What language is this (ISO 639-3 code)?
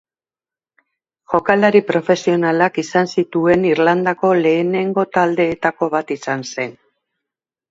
eus